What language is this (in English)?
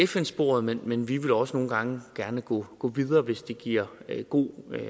Danish